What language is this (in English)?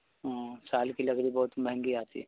Urdu